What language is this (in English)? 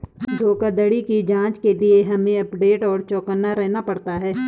Hindi